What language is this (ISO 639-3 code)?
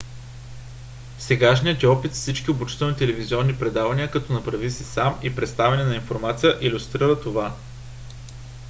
bul